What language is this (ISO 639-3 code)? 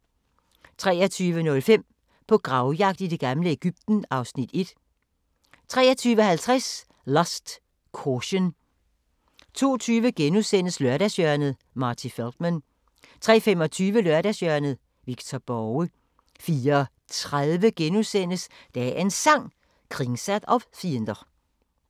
dan